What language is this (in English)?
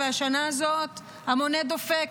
Hebrew